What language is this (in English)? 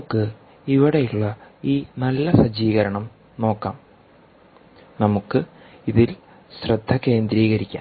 Malayalam